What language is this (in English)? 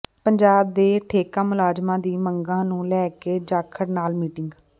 Punjabi